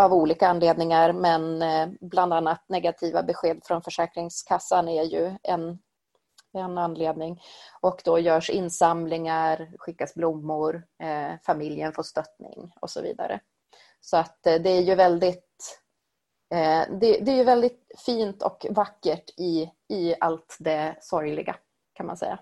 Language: Swedish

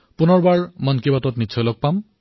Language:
Assamese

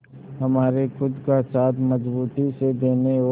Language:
Hindi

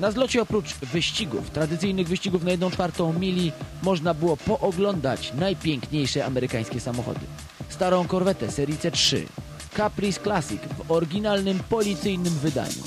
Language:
Polish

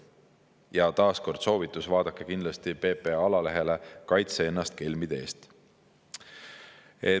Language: Estonian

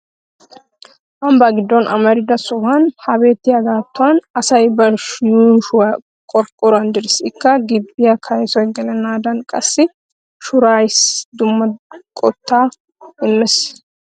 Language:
Wolaytta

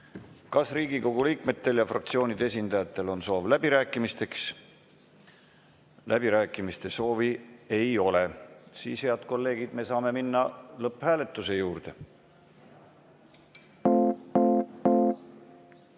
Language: Estonian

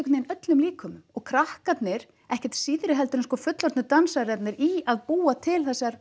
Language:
Icelandic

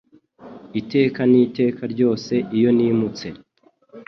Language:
Kinyarwanda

